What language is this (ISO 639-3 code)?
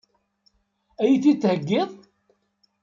kab